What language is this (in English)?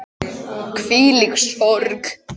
Icelandic